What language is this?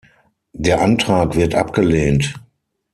German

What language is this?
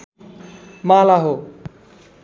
Nepali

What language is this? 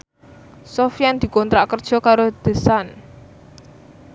Javanese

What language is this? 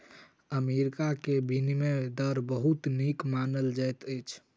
Maithili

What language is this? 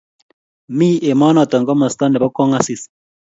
Kalenjin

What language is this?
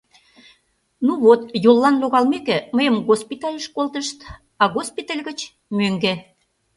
Mari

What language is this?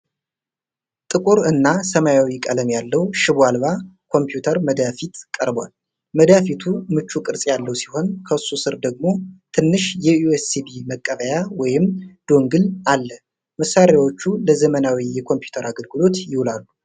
Amharic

